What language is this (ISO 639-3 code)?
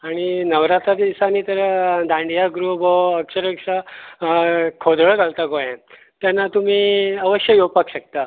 kok